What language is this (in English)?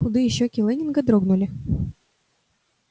Russian